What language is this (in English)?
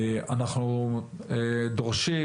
Hebrew